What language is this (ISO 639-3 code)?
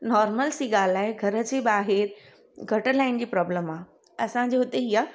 snd